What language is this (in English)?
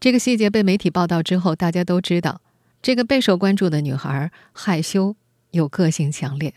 Chinese